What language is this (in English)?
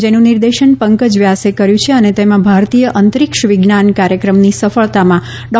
Gujarati